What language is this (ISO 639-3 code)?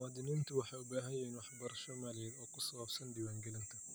som